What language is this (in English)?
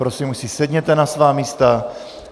Czech